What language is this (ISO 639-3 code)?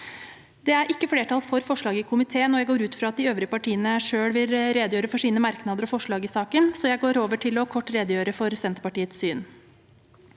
nor